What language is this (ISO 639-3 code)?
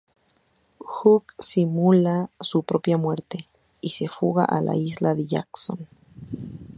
spa